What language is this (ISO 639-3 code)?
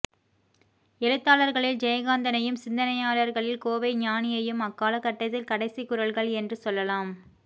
tam